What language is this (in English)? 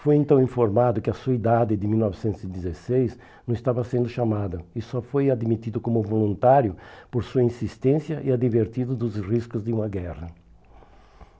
Portuguese